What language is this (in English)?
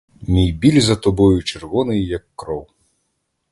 Ukrainian